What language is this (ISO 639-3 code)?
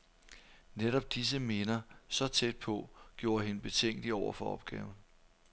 dan